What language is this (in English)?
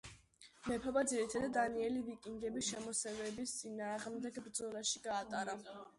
Georgian